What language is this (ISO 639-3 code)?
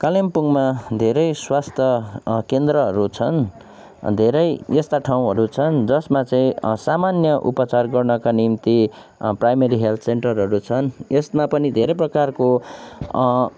nep